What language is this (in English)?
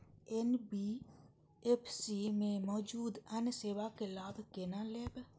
Maithili